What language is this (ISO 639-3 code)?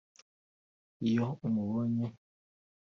kin